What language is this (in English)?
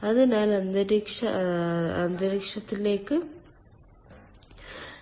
Malayalam